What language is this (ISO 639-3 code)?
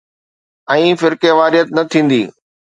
snd